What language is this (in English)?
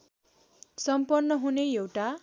Nepali